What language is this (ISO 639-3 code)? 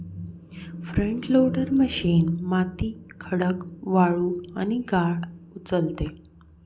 mar